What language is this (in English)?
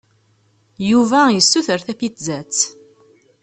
Kabyle